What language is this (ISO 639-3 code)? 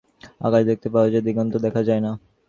ben